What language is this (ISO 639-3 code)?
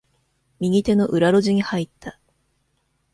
jpn